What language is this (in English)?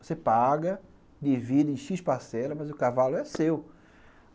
Portuguese